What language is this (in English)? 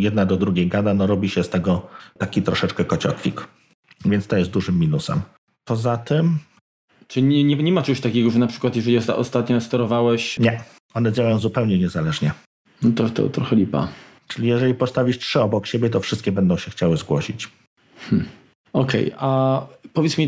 Polish